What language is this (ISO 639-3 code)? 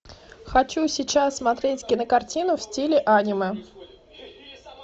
rus